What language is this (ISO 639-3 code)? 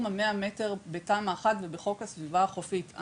heb